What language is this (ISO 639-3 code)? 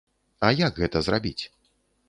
bel